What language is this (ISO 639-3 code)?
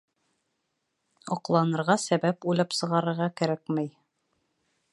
bak